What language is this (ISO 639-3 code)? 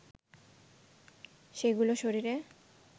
ben